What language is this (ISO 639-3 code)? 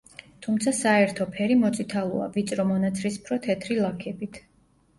kat